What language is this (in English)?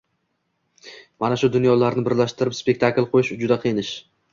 Uzbek